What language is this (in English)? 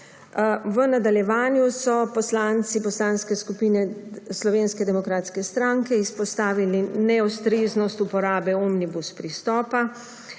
Slovenian